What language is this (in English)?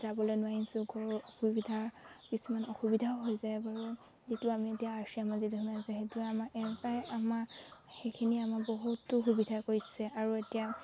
Assamese